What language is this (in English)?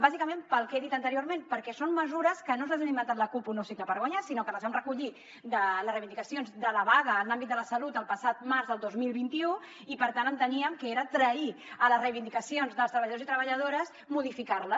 Catalan